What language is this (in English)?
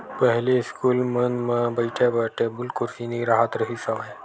Chhattisgarhi